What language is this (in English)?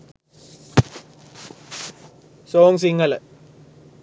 Sinhala